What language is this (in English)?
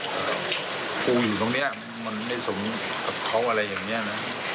Thai